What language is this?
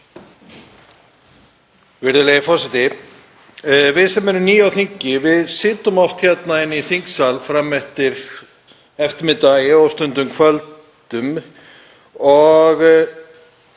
Icelandic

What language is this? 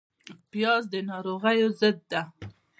Pashto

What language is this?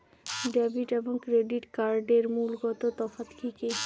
Bangla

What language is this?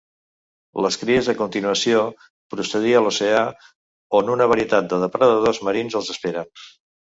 Catalan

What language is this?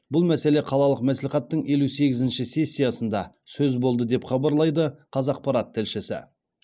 Kazakh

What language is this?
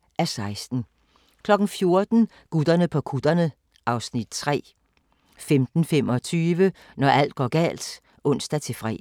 Danish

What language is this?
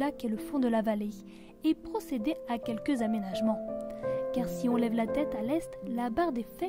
French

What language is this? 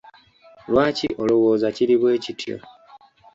Ganda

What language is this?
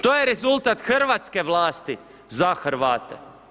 Croatian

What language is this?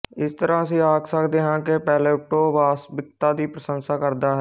Punjabi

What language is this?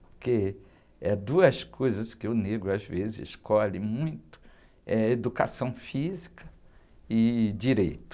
Portuguese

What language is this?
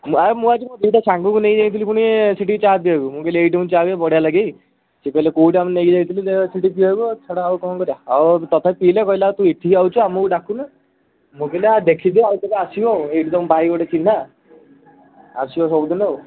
Odia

